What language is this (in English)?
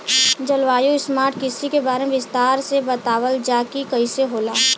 Bhojpuri